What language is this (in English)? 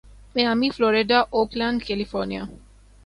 Urdu